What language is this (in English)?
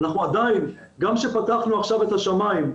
Hebrew